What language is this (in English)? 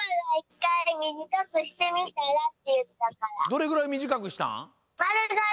Japanese